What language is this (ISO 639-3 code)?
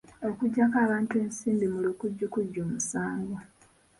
lug